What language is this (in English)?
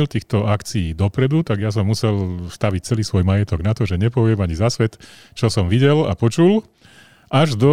Slovak